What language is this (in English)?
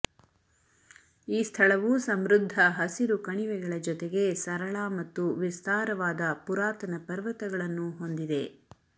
Kannada